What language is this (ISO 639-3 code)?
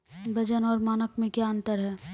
mai